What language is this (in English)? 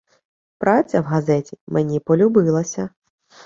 Ukrainian